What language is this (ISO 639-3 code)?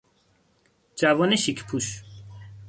fas